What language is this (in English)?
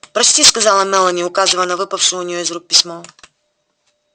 Russian